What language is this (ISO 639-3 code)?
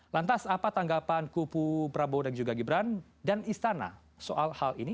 ind